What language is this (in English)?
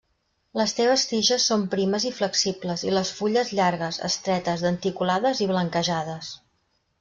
Catalan